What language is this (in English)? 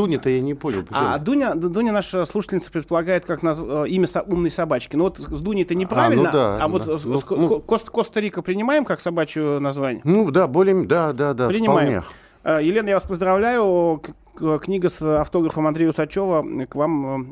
Russian